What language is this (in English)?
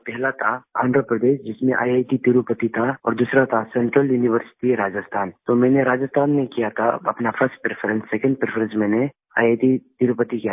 Hindi